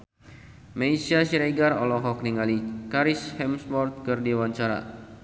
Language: Sundanese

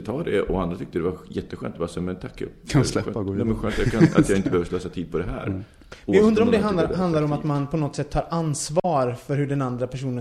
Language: Swedish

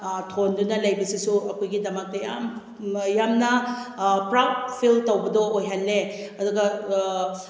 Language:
Manipuri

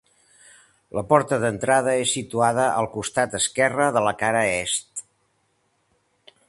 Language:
Catalan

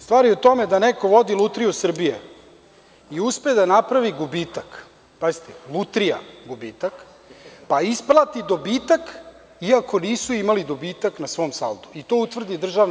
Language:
Serbian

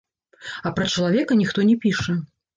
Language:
Belarusian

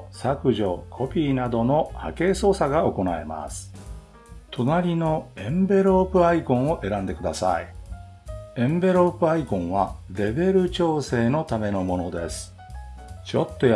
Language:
Japanese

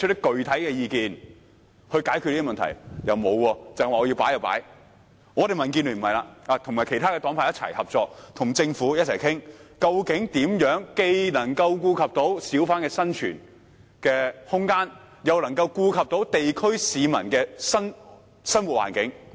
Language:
Cantonese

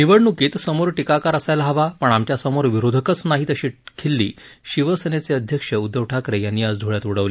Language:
Marathi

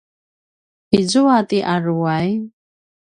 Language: Paiwan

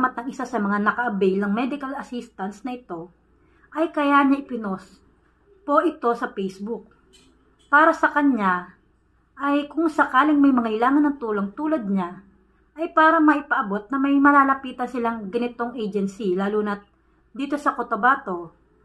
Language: Filipino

